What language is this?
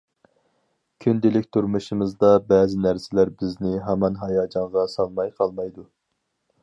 Uyghur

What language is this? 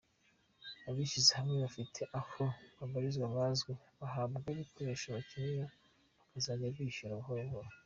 Kinyarwanda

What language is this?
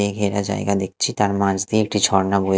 Bangla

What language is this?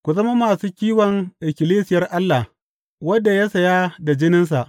Hausa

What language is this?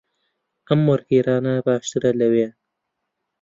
Central Kurdish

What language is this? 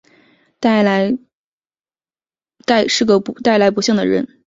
Chinese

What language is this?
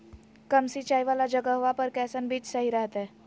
Magahi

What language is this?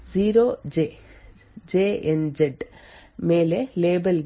Kannada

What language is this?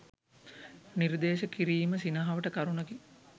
Sinhala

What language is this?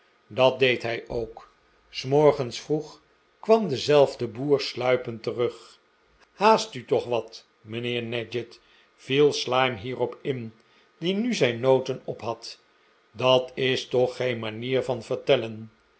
Dutch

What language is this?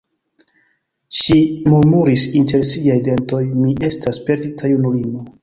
Esperanto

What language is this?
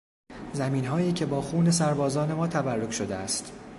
Persian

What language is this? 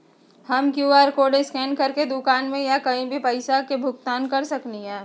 Magahi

